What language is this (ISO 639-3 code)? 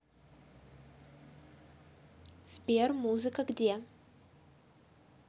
rus